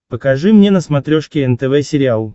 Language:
Russian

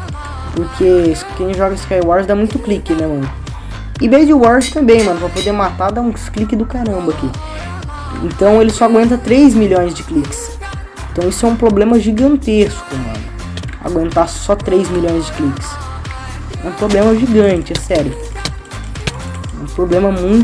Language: Portuguese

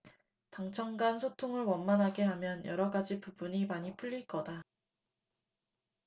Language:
Korean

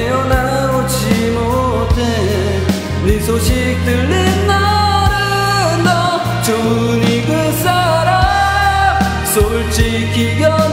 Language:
Korean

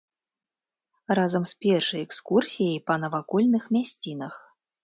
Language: Belarusian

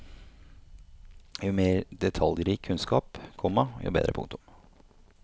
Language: Norwegian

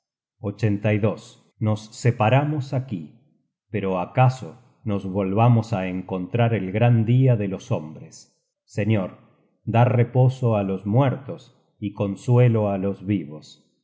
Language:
Spanish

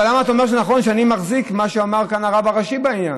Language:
Hebrew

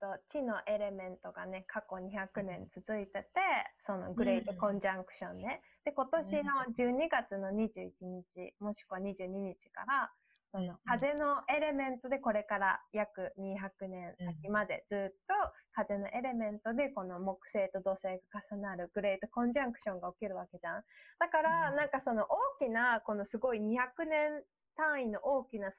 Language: Japanese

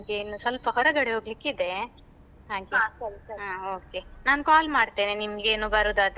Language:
Kannada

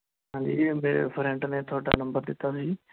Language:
Punjabi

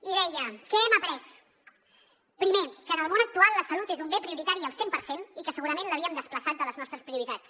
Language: Catalan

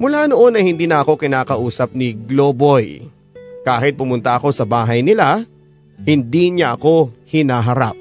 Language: Filipino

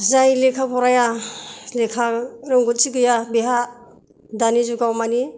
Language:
Bodo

